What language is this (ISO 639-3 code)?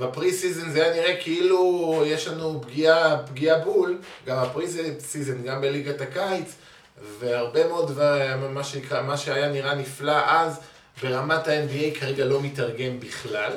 heb